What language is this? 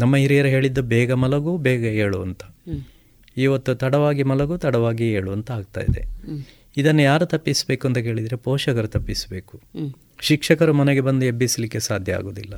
Kannada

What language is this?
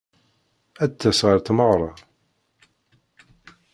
Kabyle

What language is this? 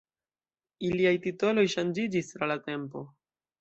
Esperanto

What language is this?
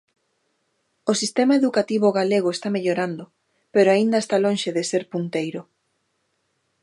Galician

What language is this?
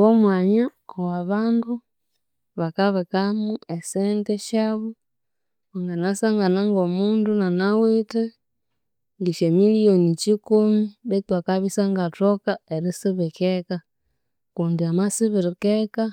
Konzo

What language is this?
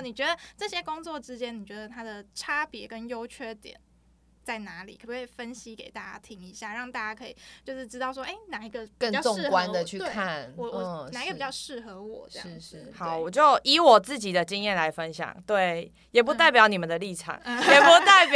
Chinese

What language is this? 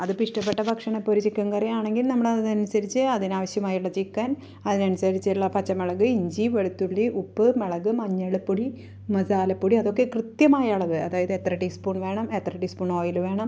Malayalam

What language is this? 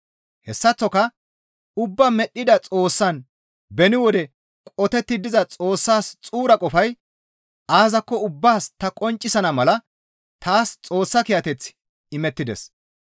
Gamo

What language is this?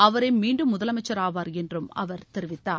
Tamil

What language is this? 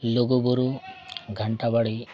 Santali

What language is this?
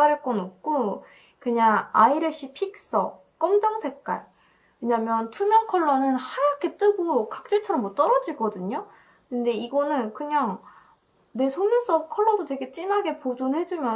Korean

